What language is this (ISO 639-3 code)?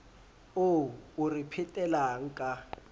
sot